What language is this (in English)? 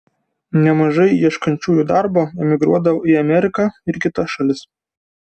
Lithuanian